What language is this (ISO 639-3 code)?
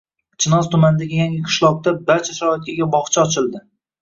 uzb